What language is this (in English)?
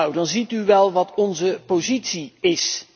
Dutch